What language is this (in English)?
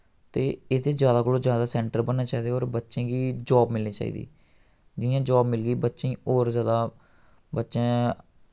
Dogri